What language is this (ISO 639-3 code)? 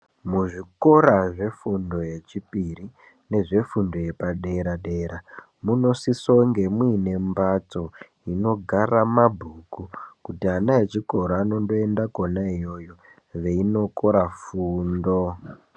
ndc